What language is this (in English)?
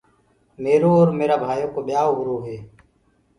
Gurgula